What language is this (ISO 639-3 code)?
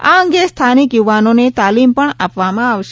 guj